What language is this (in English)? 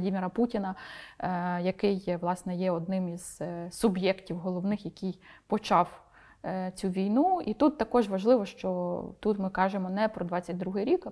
Ukrainian